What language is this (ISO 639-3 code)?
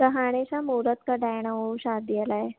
snd